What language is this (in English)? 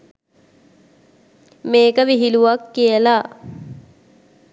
Sinhala